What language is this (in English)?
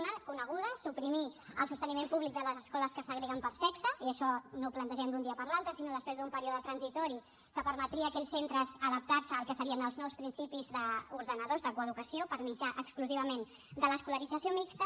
Catalan